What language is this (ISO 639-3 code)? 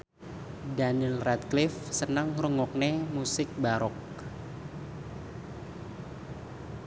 jav